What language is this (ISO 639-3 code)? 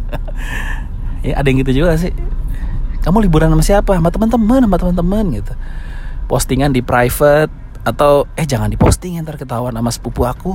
ind